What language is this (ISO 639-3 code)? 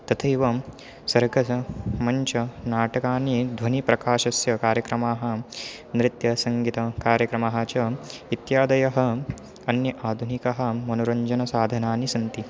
san